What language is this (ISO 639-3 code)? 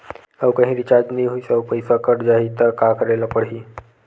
hne